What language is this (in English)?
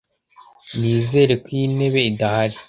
Kinyarwanda